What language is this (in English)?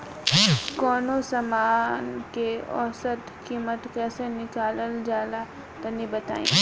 Bhojpuri